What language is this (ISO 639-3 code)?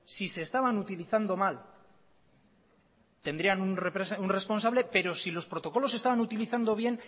spa